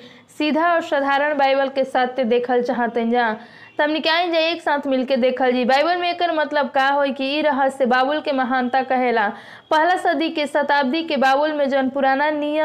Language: Hindi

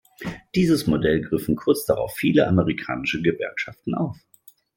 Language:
German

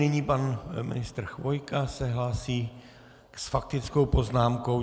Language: Czech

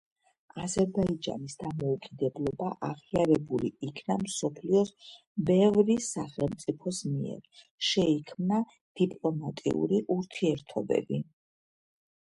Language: Georgian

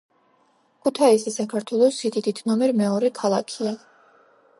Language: Georgian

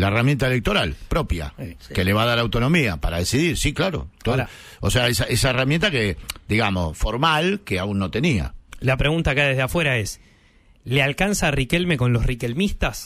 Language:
Spanish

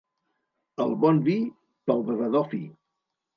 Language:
Catalan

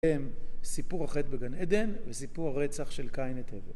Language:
Hebrew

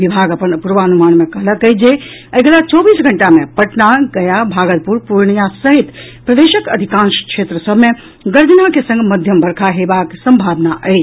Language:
Maithili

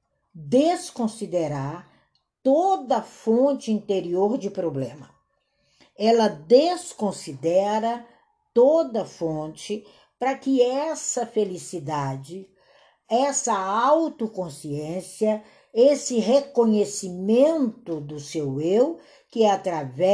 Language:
Portuguese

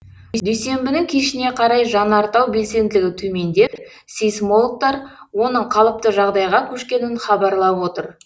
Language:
Kazakh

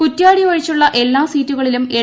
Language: Malayalam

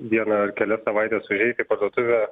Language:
Lithuanian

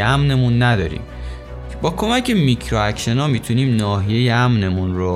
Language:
Persian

